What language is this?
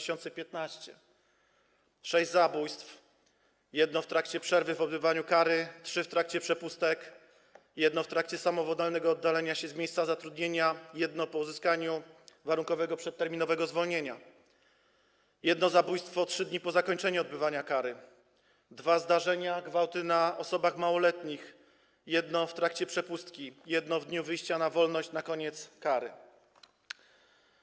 Polish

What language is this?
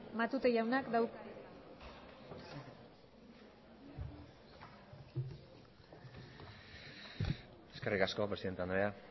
Basque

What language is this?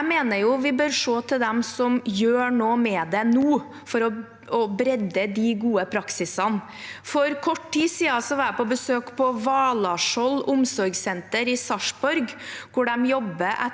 Norwegian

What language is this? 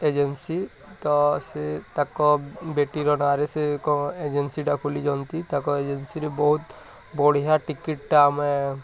Odia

